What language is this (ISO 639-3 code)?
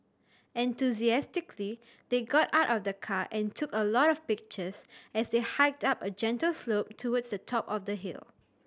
eng